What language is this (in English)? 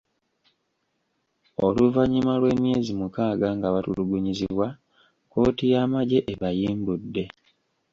Ganda